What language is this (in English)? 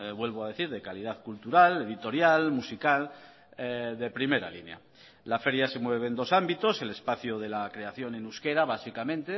Spanish